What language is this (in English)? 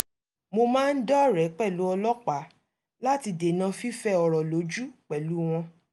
Yoruba